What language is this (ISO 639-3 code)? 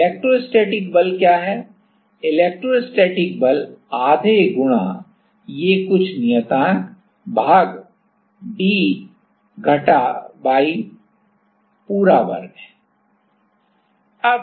hin